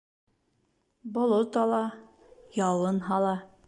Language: Bashkir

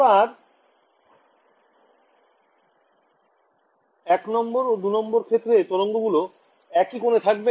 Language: Bangla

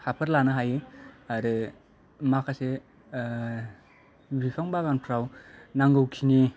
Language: Bodo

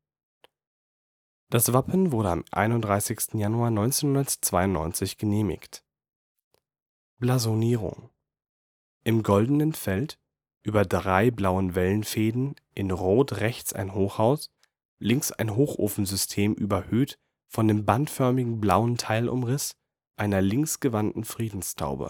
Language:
German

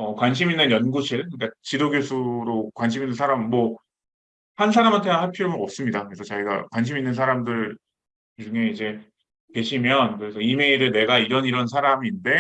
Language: Korean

